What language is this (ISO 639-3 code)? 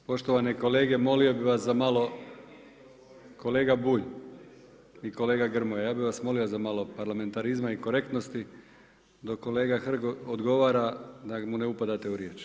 hrv